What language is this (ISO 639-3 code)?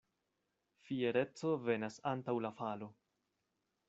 epo